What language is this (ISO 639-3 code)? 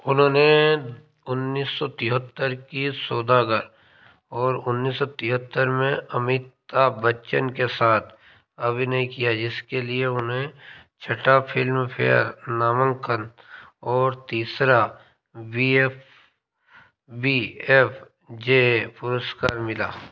hin